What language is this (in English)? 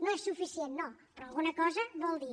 Catalan